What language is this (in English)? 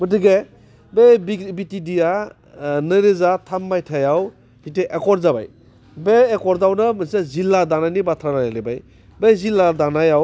Bodo